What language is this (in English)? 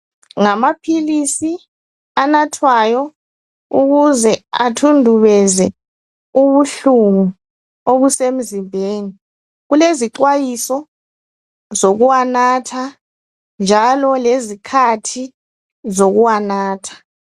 North Ndebele